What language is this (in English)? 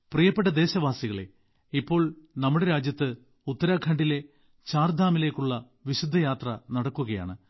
Malayalam